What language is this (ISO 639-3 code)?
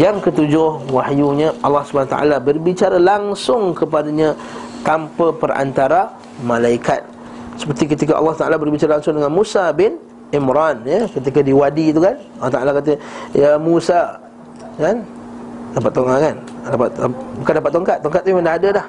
msa